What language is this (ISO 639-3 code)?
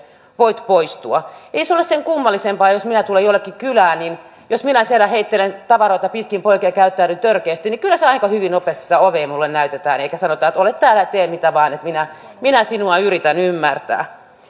fin